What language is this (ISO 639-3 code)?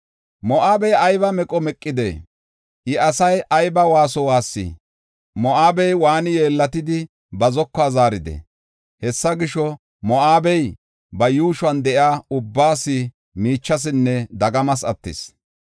gof